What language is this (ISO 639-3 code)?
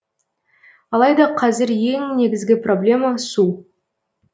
kaz